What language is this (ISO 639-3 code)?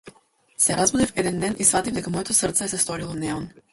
mkd